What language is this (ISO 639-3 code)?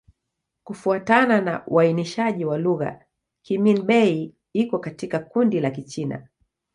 swa